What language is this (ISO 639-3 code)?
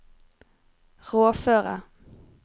nor